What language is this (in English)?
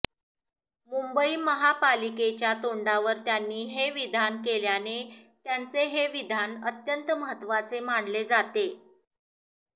Marathi